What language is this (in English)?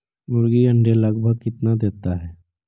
Magahi